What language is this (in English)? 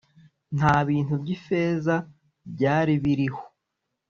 Kinyarwanda